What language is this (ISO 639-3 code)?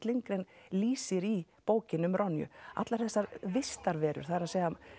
isl